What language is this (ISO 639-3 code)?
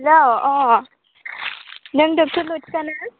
brx